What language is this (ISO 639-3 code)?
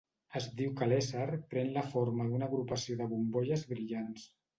cat